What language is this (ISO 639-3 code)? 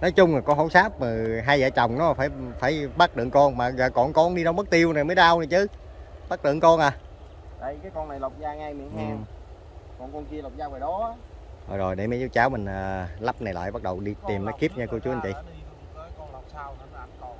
vie